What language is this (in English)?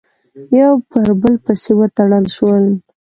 Pashto